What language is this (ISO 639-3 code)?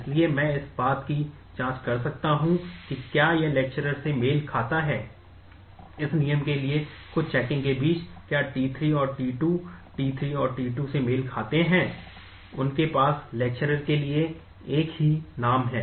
hin